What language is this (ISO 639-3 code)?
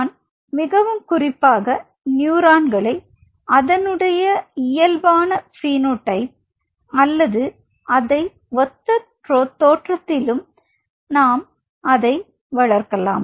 tam